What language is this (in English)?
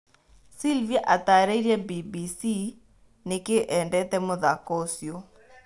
Kikuyu